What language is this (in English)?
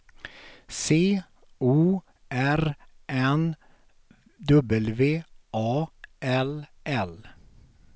Swedish